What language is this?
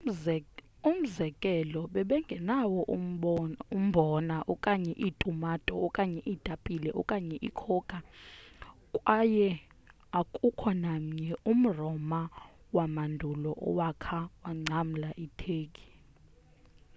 Xhosa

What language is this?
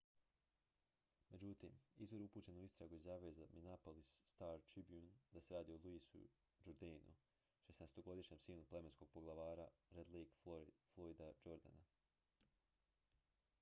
Croatian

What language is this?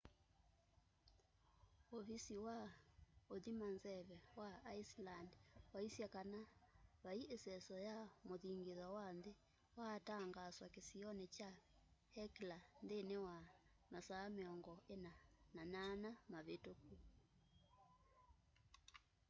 Kamba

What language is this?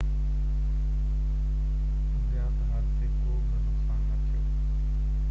Sindhi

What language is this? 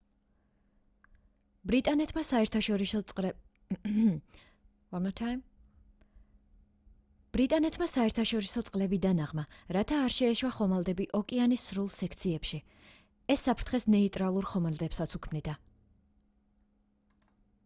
Georgian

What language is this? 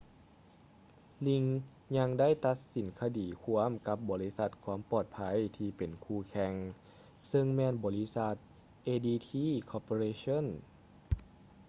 Lao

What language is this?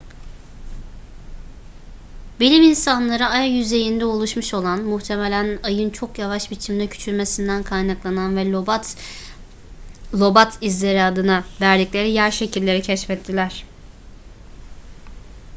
Turkish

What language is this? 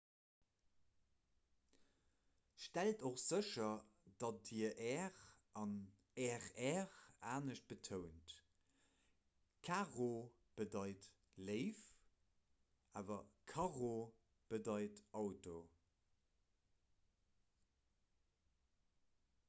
Luxembourgish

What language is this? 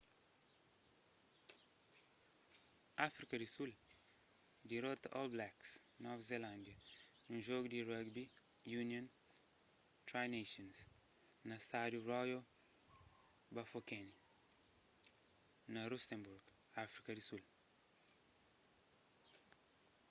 Kabuverdianu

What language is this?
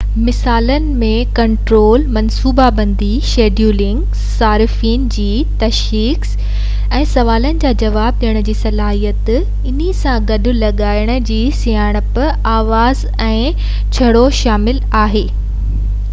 Sindhi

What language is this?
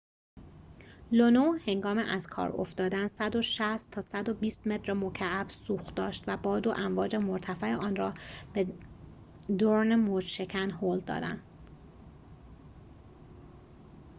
Persian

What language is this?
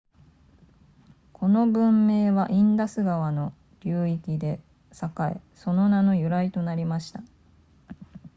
Japanese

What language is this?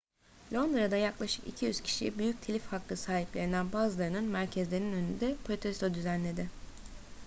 Turkish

